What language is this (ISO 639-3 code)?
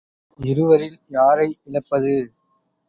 tam